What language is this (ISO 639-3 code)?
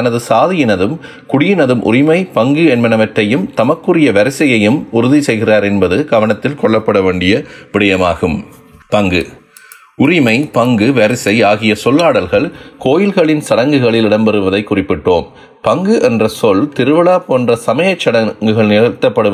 tam